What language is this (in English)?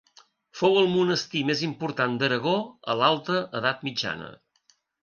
Catalan